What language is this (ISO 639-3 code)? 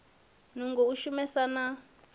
ven